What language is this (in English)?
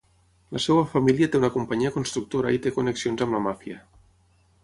Catalan